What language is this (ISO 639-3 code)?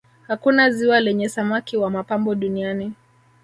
swa